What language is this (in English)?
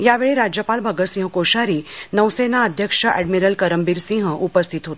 Marathi